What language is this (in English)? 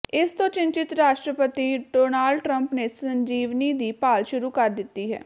Punjabi